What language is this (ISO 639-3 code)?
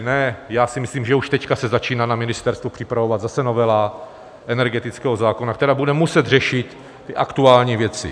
ces